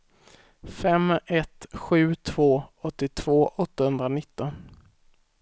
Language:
Swedish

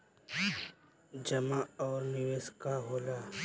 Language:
Bhojpuri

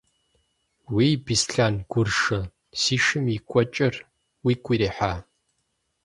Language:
Kabardian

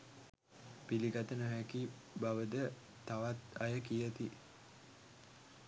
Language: Sinhala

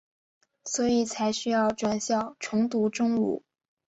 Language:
Chinese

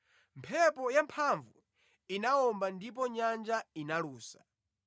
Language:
Nyanja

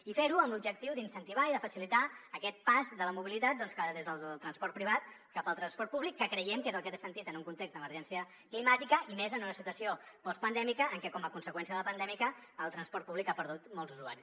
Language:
Catalan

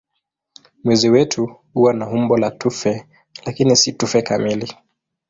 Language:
Swahili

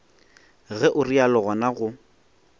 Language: Northern Sotho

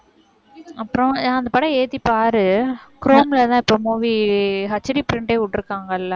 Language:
Tamil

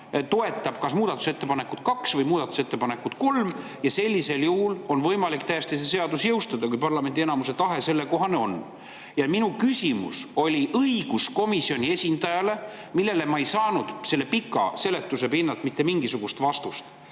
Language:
Estonian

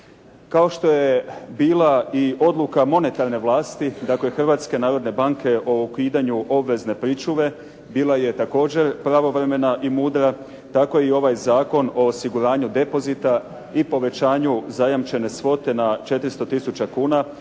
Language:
Croatian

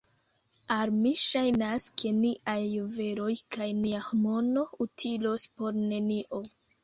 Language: Esperanto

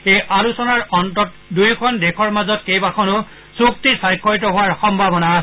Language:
Assamese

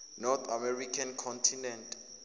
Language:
Zulu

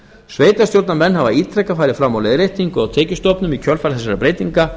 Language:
Icelandic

